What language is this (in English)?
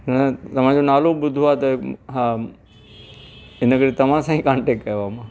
Sindhi